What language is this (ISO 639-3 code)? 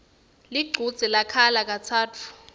ssw